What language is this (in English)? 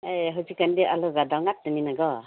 Manipuri